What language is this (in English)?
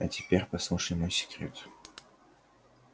Russian